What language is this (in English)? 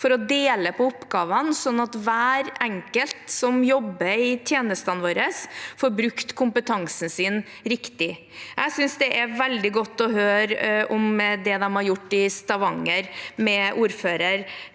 Norwegian